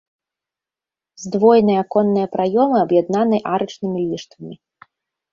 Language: Belarusian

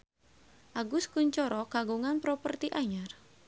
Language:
Sundanese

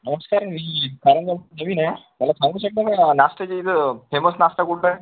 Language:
Marathi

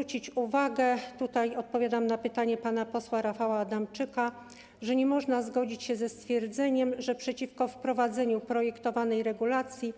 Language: Polish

